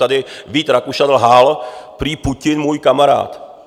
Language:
Czech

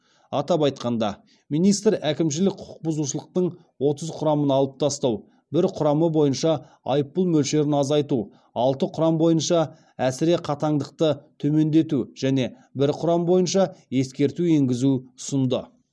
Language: Kazakh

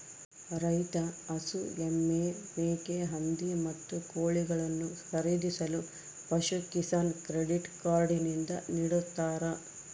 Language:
Kannada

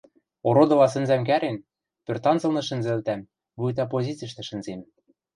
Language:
Western Mari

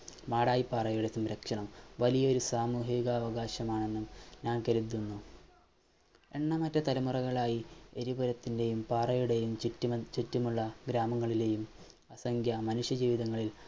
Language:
Malayalam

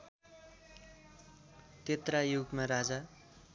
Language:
Nepali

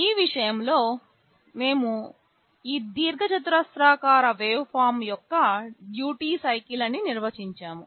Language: Telugu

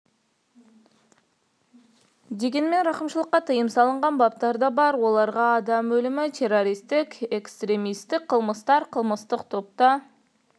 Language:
Kazakh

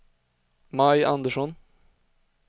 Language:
Swedish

